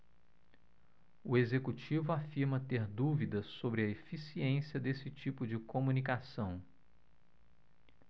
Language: Portuguese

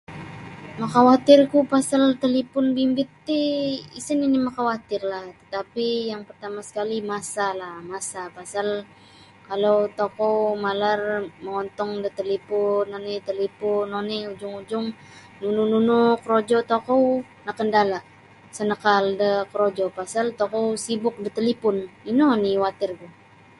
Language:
Sabah Bisaya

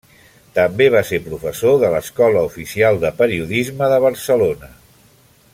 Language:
Catalan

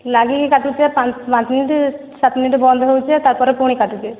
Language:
Odia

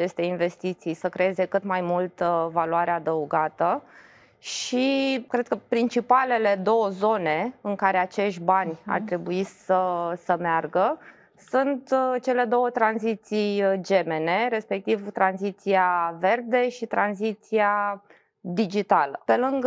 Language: Romanian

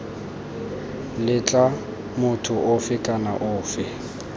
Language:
Tswana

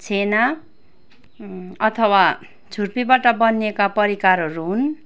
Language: Nepali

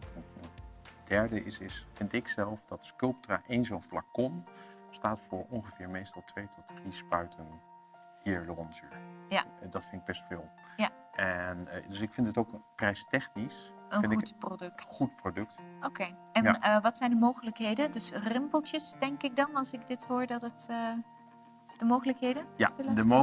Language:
Dutch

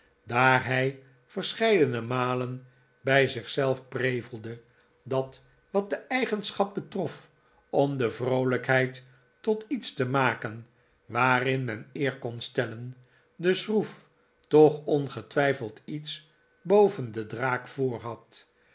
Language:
Dutch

